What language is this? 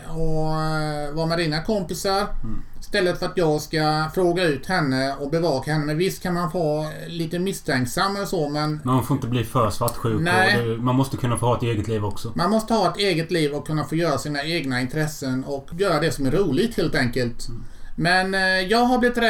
Swedish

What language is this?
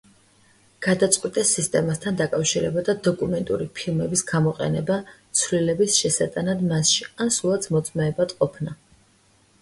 Georgian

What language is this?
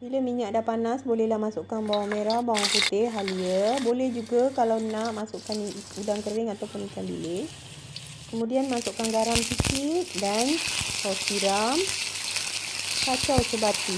Malay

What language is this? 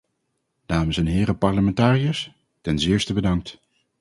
Dutch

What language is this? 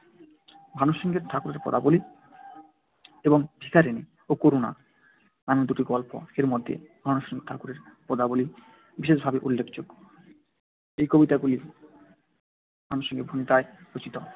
Bangla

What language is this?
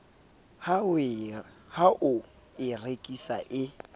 Southern Sotho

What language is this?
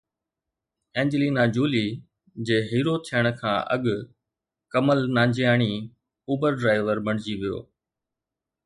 Sindhi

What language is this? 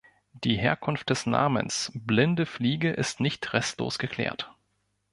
German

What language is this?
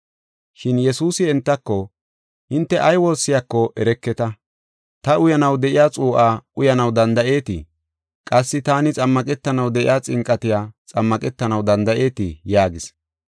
Gofa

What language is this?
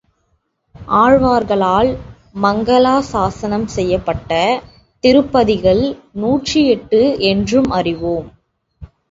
Tamil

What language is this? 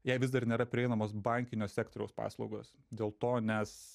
Lithuanian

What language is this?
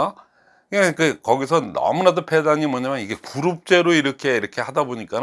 Korean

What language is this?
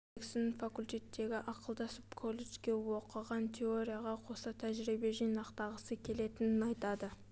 Kazakh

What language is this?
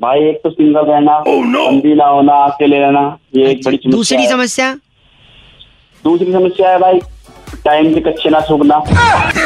Hindi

